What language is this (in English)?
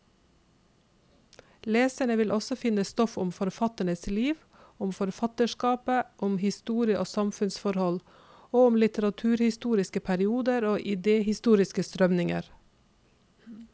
Norwegian